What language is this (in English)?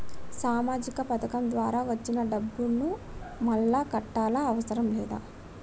Telugu